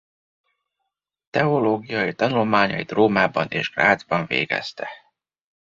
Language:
Hungarian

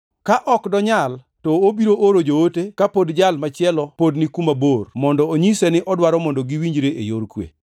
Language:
Luo (Kenya and Tanzania)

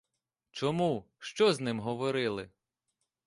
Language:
Ukrainian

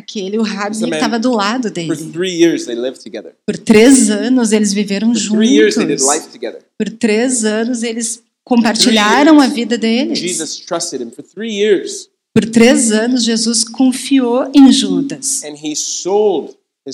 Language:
Portuguese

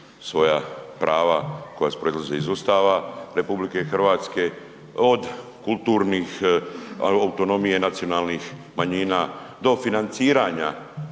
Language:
Croatian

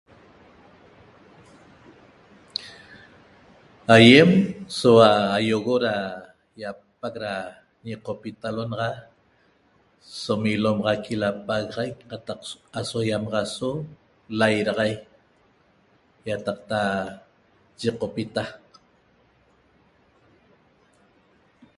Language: Toba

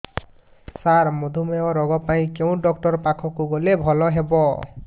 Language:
Odia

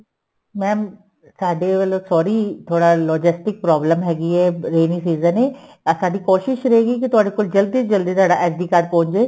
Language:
Punjabi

